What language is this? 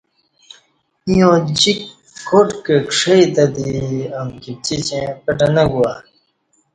Kati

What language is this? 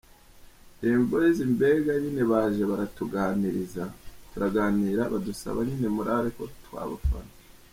Kinyarwanda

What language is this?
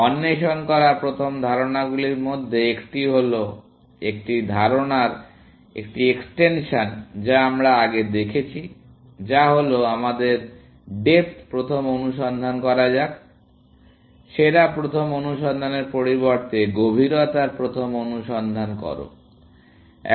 Bangla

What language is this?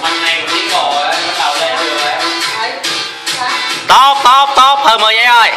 Vietnamese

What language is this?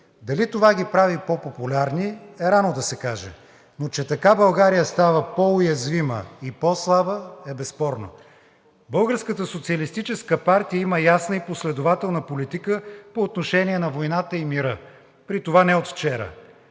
Bulgarian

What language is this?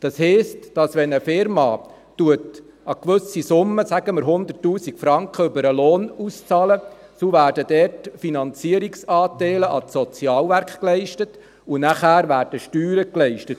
Swiss German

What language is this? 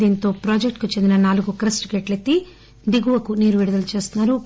Telugu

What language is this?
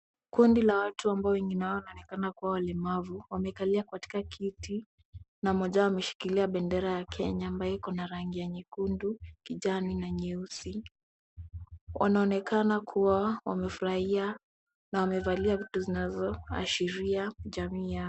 Swahili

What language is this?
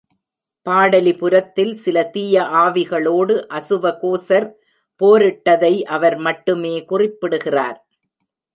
Tamil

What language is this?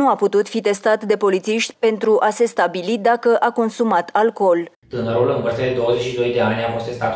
Romanian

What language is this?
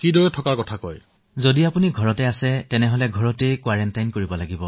Assamese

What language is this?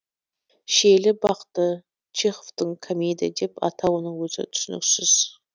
Kazakh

